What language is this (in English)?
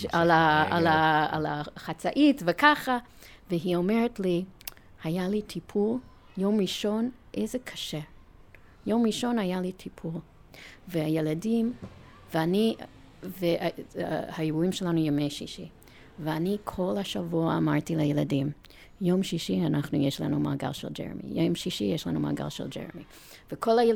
Hebrew